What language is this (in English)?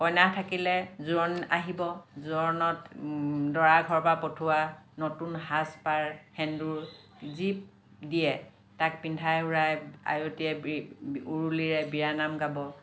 Assamese